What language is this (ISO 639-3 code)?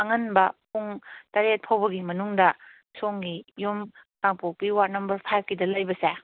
mni